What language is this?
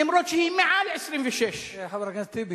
Hebrew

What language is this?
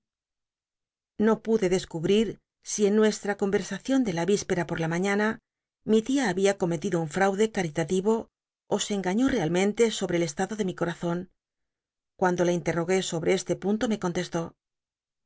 Spanish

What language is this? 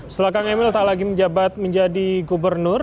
Indonesian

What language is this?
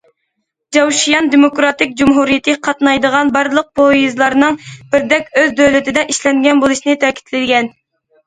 Uyghur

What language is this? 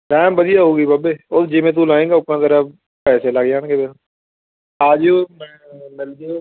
Punjabi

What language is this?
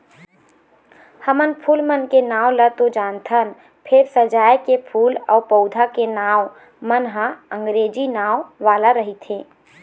Chhattisgarhi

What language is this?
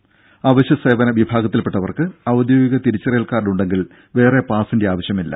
Malayalam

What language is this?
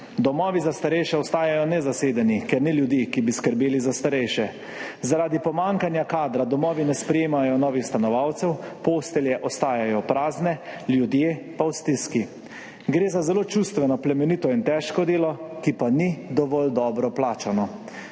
Slovenian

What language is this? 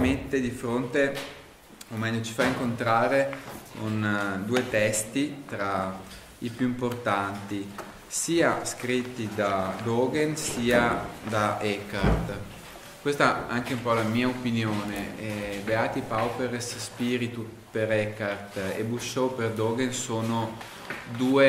Italian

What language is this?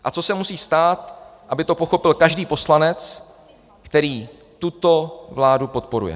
Czech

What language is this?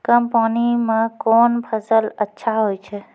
Maithili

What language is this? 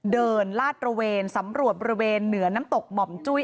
Thai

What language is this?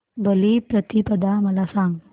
Marathi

